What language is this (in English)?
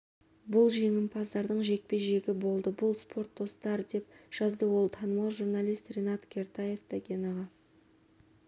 Kazakh